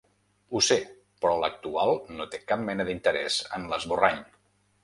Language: Catalan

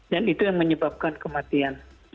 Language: Indonesian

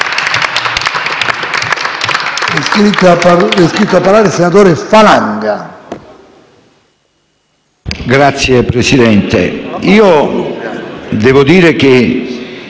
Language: Italian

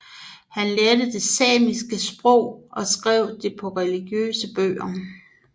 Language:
Danish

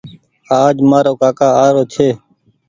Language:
Goaria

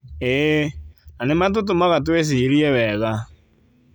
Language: Kikuyu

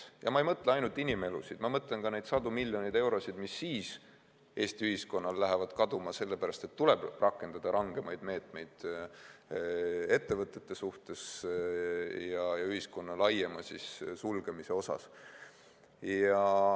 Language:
Estonian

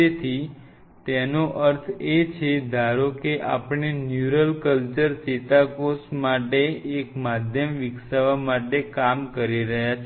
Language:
Gujarati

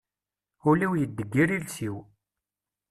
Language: Kabyle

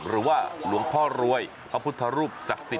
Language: Thai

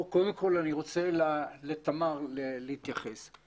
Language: Hebrew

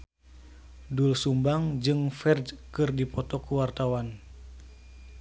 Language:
Sundanese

